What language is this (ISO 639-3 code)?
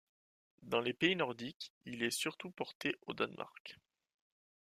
fra